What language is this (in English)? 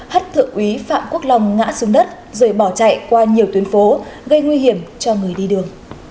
Vietnamese